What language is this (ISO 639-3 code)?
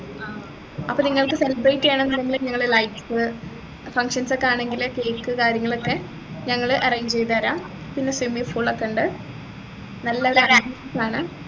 mal